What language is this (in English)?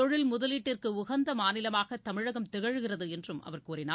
Tamil